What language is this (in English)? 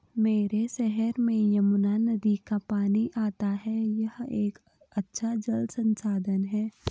Hindi